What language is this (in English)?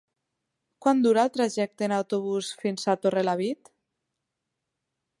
Catalan